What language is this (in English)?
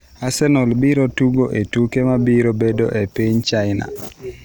Luo (Kenya and Tanzania)